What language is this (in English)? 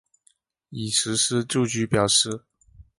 Chinese